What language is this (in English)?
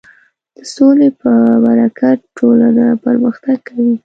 Pashto